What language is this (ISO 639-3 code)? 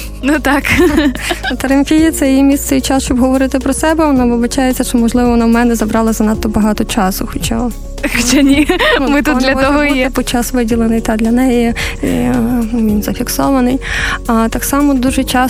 ukr